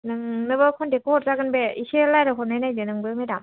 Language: Bodo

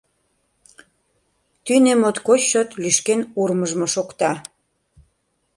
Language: Mari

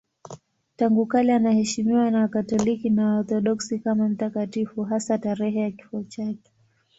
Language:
Swahili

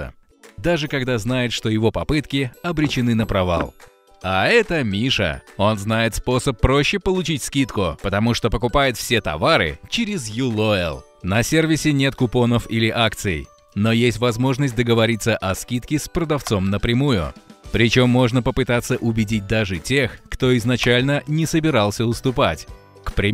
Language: Russian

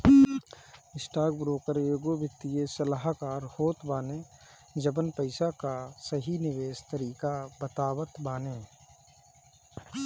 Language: Bhojpuri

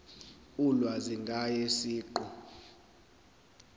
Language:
Zulu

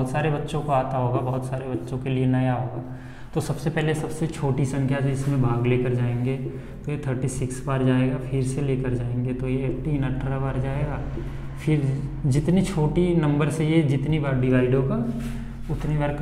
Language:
Hindi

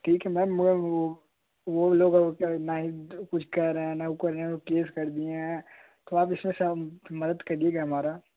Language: Hindi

